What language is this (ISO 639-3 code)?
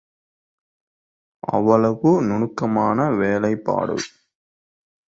tam